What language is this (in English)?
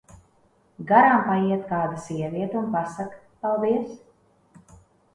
Latvian